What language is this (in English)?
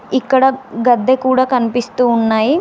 Telugu